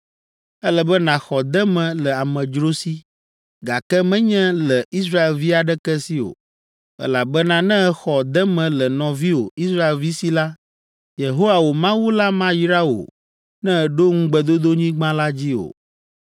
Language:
Ewe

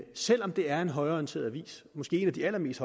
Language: Danish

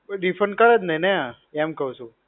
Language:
Gujarati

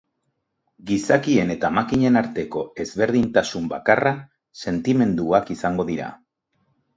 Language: Basque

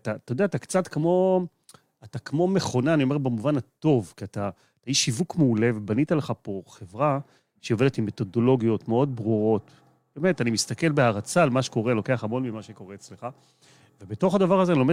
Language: Hebrew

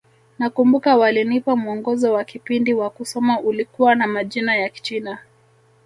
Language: Swahili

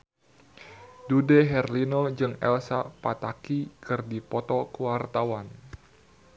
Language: Sundanese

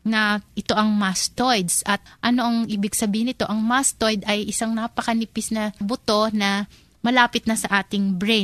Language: Filipino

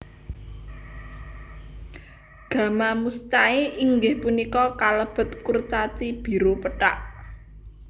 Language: Javanese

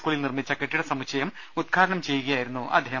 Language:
Malayalam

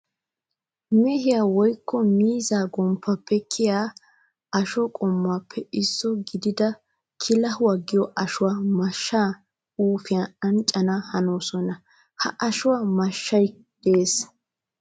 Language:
Wolaytta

